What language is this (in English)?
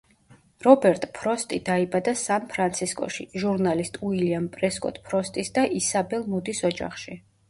Georgian